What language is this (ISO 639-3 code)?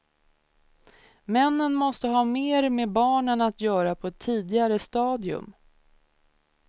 swe